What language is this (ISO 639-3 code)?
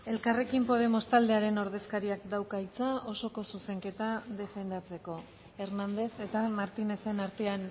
eus